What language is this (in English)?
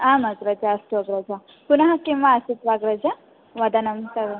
Sanskrit